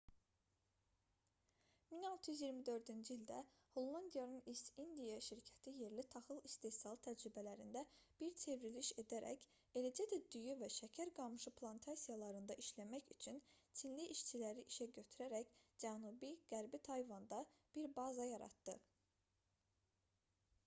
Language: Azerbaijani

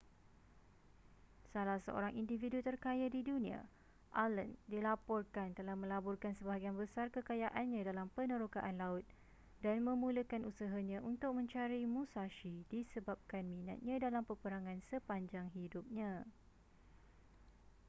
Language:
Malay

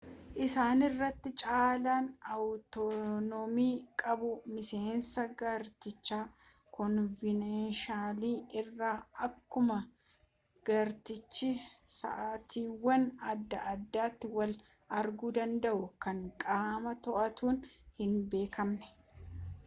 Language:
Oromo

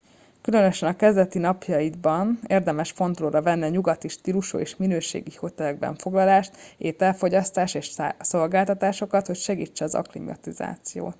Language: Hungarian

